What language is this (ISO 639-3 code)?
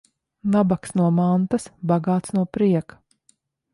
lav